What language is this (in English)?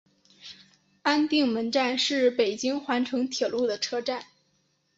Chinese